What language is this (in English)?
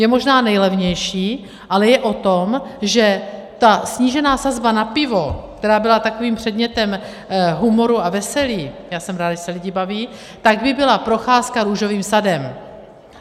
Czech